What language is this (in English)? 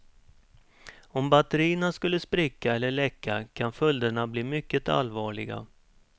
Swedish